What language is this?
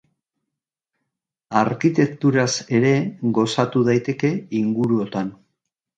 Basque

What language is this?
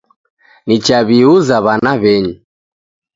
Taita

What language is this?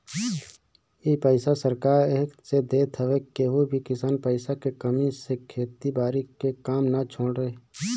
Bhojpuri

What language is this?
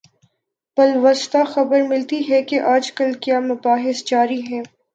Urdu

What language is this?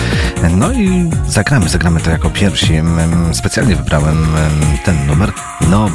Polish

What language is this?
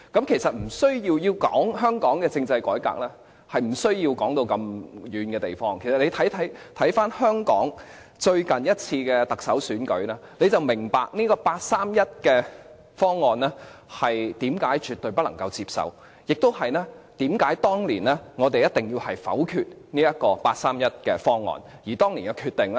Cantonese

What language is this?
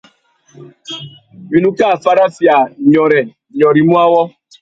Tuki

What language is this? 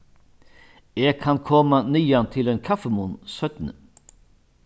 Faroese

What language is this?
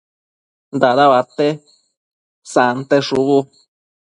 Matsés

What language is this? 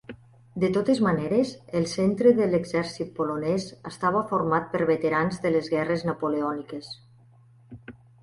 Catalan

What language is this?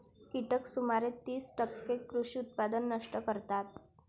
Marathi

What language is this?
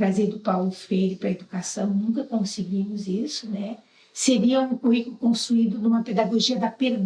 Portuguese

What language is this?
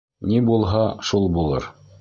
Bashkir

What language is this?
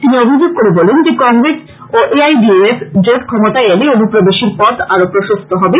Bangla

